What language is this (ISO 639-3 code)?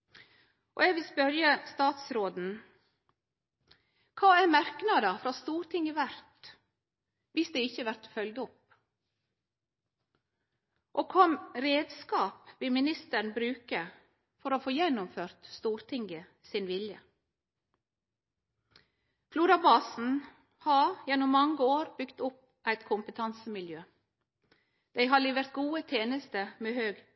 nno